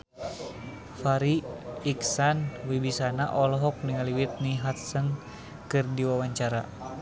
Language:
Sundanese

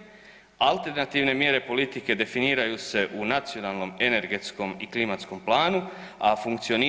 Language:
Croatian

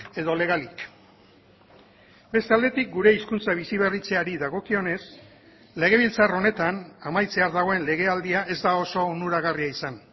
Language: Basque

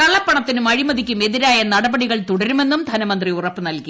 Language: Malayalam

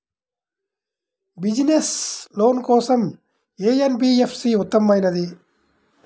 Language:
Telugu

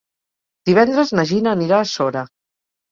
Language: Catalan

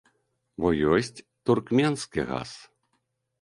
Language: Belarusian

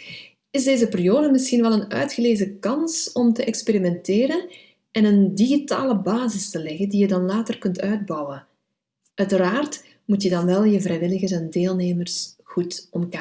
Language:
Dutch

